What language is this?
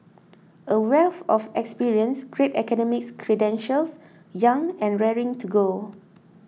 English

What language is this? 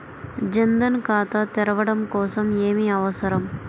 Telugu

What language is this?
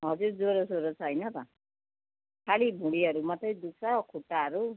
Nepali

